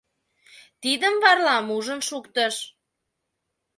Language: Mari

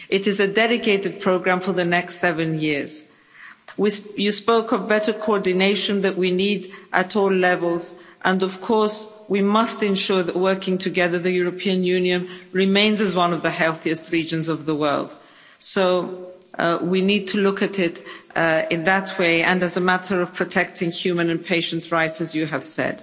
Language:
English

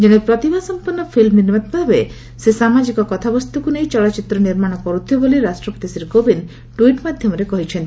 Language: Odia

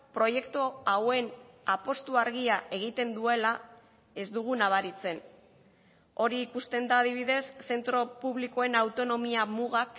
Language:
Basque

